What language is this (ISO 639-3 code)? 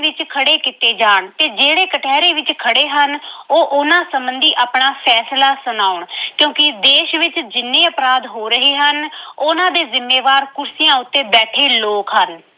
pan